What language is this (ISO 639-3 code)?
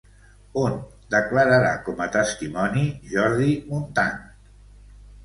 cat